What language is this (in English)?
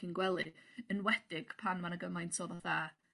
Welsh